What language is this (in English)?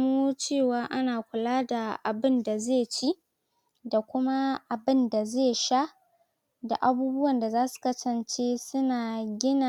Hausa